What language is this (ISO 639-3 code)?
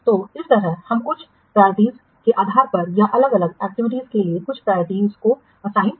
hin